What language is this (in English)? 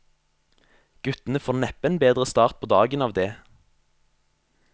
Norwegian